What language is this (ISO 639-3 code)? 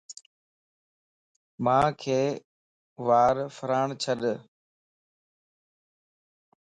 lss